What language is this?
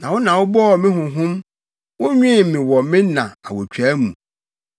Akan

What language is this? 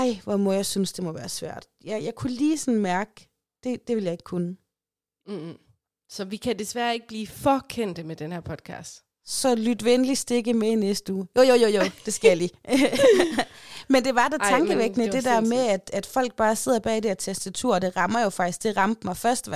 Danish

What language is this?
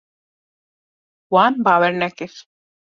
Kurdish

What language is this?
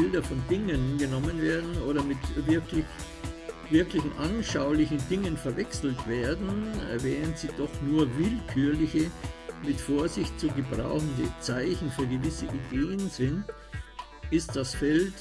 German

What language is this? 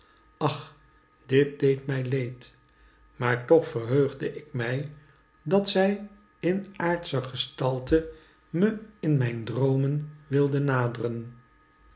Dutch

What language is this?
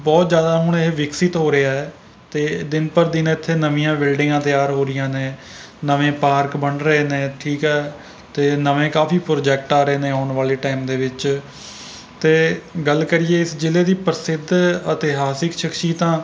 Punjabi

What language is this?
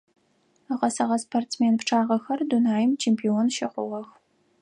Adyghe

